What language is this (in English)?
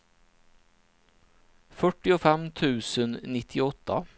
Swedish